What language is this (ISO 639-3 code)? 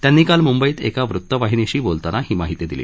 mar